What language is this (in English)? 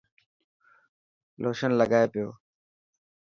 Dhatki